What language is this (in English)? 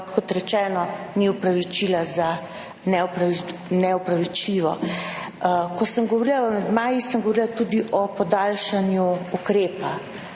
Slovenian